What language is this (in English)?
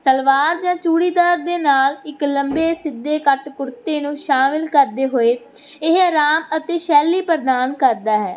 Punjabi